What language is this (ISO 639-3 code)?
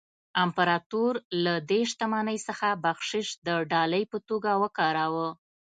pus